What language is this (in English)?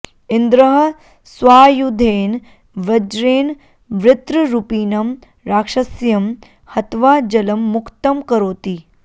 Sanskrit